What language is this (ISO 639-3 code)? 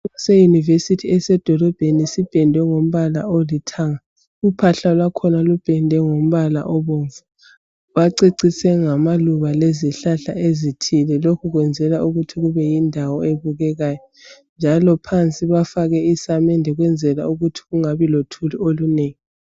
nde